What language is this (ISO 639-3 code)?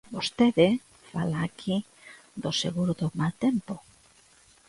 glg